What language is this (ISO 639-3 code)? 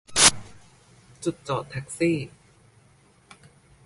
tha